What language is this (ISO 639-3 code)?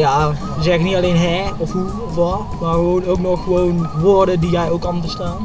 nld